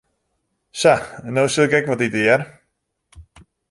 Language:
Western Frisian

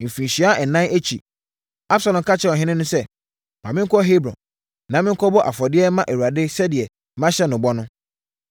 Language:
Akan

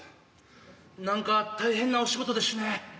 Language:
Japanese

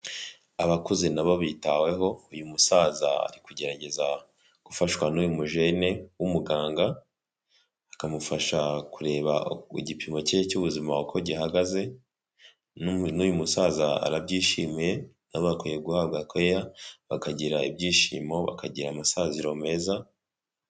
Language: Kinyarwanda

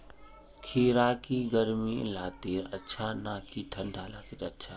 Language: Magahi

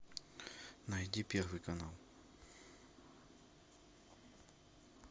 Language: Russian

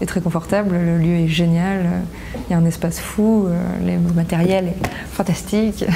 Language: French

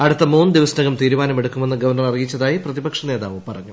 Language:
Malayalam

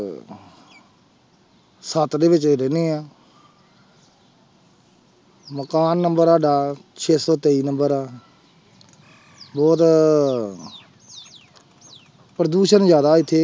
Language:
Punjabi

